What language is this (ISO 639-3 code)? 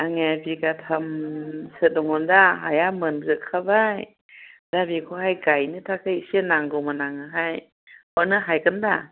brx